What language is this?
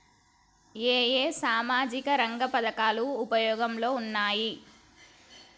Telugu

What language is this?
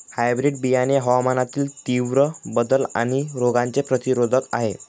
Marathi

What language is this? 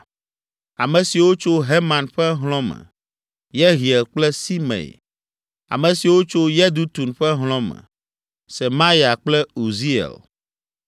Ewe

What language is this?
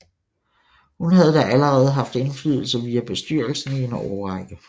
Danish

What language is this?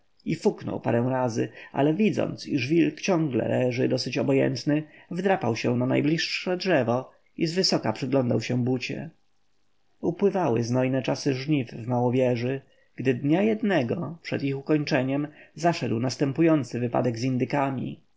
Polish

